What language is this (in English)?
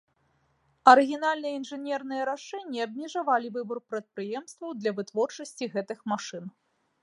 Belarusian